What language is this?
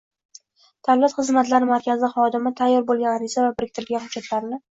Uzbek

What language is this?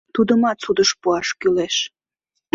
Mari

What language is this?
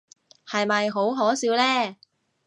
Cantonese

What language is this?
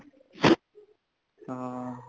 Punjabi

